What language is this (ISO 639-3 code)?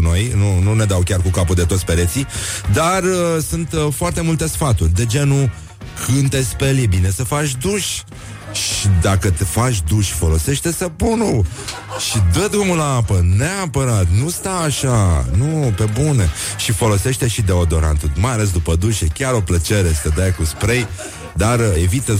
ron